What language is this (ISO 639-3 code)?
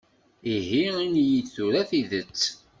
kab